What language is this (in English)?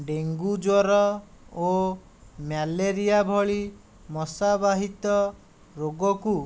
Odia